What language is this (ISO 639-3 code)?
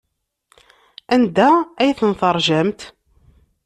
kab